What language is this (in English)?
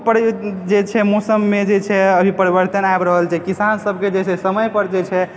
Maithili